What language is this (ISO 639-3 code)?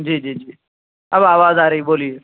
urd